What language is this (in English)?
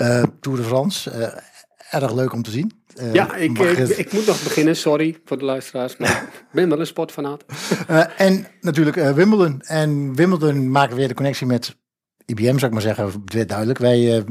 Dutch